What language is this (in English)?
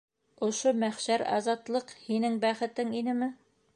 Bashkir